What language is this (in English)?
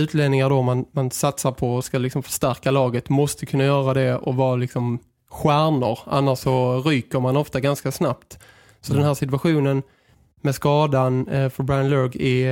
Swedish